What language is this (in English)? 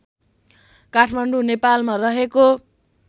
Nepali